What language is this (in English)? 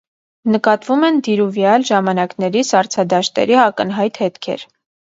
Armenian